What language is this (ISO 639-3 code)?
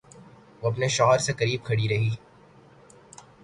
urd